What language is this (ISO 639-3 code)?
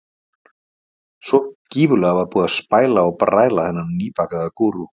isl